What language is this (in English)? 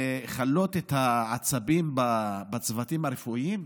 Hebrew